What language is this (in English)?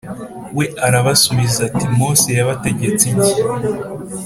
Kinyarwanda